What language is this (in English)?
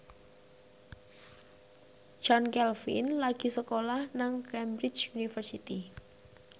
Javanese